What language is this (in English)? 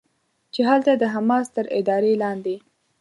Pashto